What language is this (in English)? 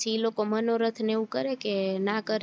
Gujarati